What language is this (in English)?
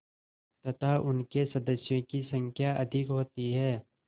Hindi